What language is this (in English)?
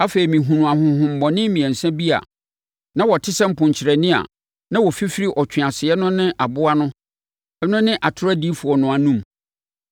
Akan